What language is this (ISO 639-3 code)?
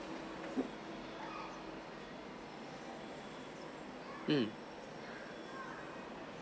eng